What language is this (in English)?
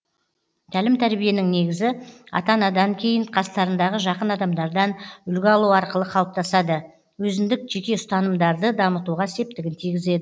Kazakh